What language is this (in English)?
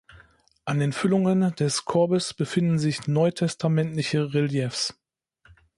German